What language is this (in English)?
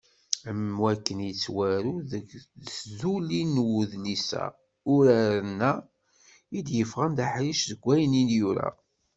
Kabyle